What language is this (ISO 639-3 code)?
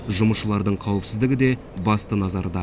kaz